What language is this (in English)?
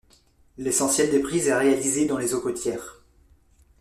French